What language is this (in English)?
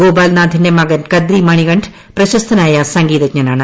Malayalam